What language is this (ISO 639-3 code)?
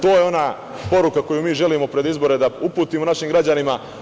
srp